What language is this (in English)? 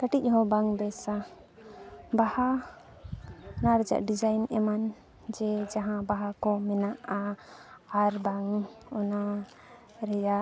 Santali